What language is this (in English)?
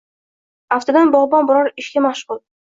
Uzbek